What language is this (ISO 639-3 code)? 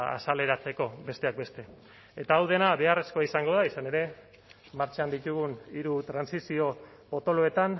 eus